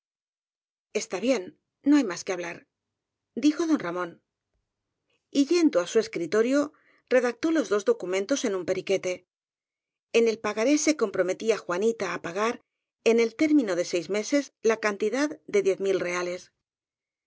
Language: Spanish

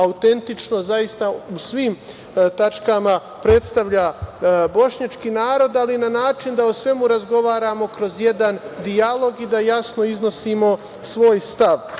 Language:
Serbian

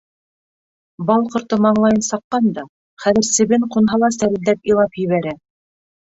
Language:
Bashkir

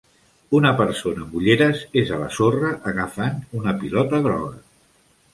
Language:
Catalan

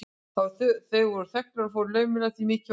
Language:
Icelandic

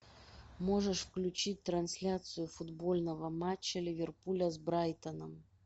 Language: Russian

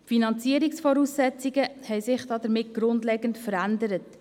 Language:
Swiss German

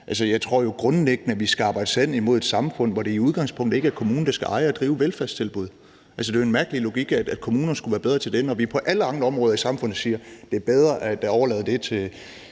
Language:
Danish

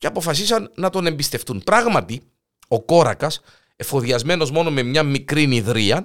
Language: Greek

